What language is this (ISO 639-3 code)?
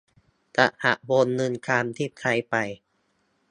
tha